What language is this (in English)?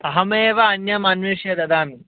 Sanskrit